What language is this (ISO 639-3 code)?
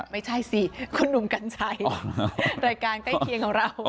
tha